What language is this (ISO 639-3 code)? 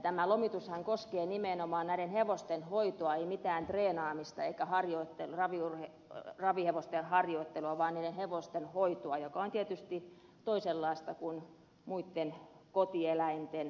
fin